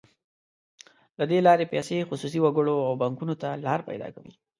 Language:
Pashto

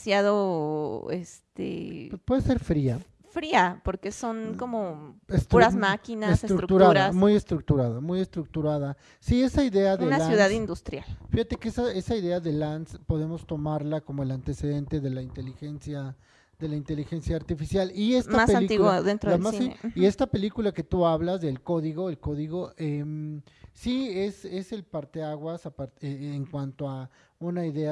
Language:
Spanish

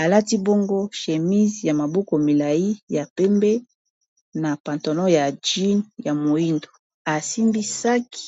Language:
Lingala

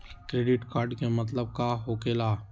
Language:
Magahi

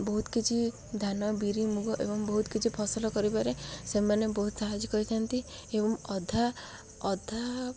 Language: Odia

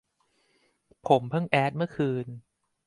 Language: Thai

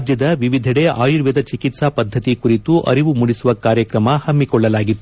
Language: Kannada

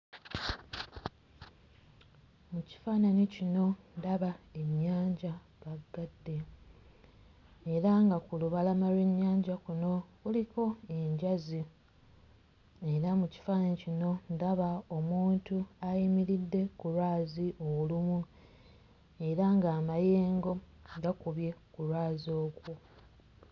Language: Ganda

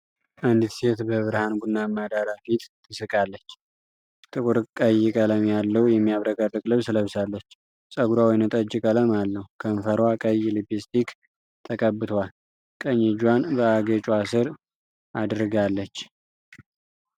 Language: Amharic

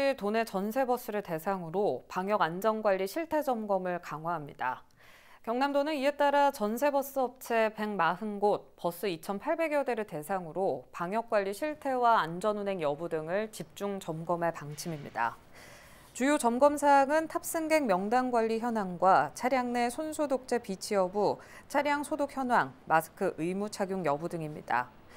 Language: Korean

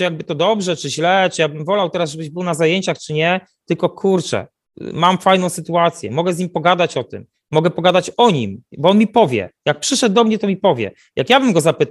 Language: Polish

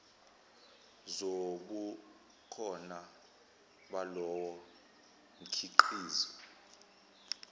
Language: Zulu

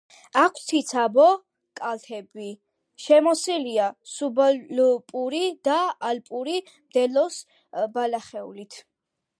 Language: Georgian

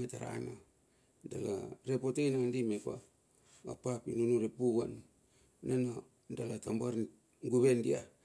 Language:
Bilur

